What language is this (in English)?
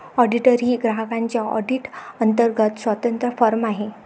Marathi